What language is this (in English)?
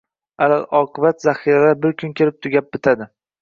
Uzbek